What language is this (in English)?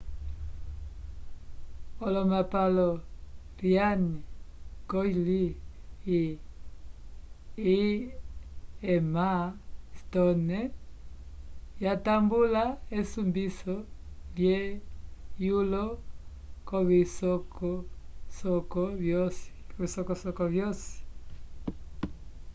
Umbundu